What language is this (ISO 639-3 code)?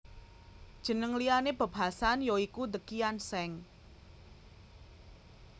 jav